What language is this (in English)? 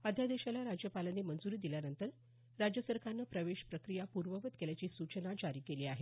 Marathi